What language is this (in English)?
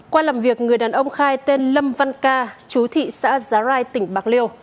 Vietnamese